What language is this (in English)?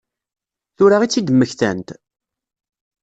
Kabyle